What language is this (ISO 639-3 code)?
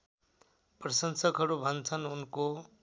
nep